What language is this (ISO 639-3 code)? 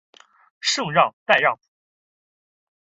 zho